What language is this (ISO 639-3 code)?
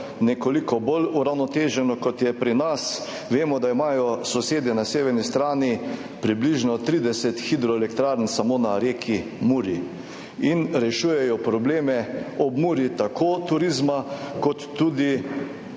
slv